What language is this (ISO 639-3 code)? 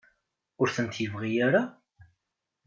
kab